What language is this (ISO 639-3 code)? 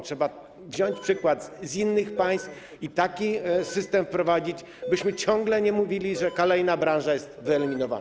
pol